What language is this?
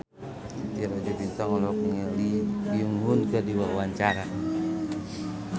Sundanese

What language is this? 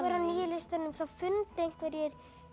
Icelandic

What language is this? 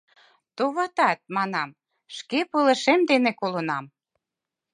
Mari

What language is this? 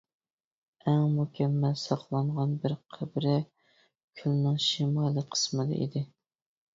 Uyghur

